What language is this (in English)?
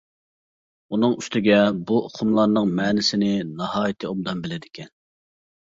Uyghur